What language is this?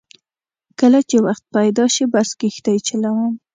Pashto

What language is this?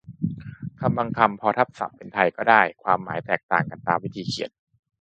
Thai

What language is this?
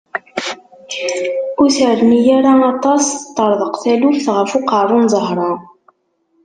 Kabyle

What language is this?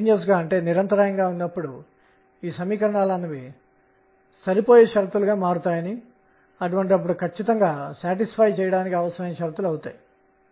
Telugu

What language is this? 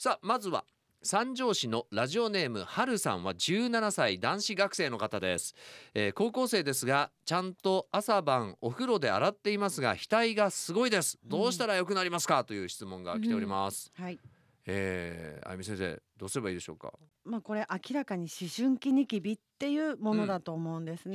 Japanese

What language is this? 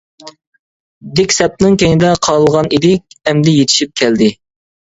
Uyghur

